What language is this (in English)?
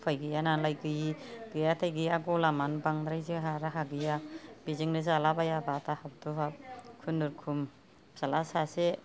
Bodo